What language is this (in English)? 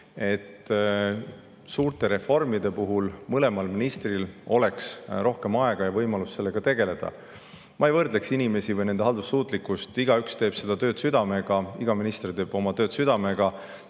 Estonian